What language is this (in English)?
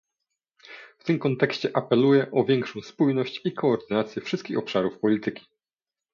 Polish